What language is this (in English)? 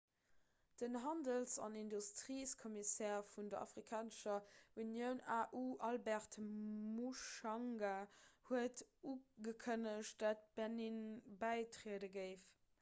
Luxembourgish